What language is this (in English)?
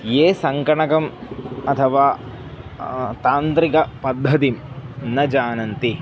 Sanskrit